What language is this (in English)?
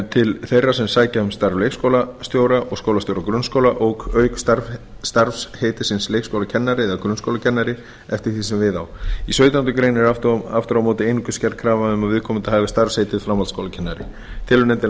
Icelandic